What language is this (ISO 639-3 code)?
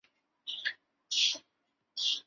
zho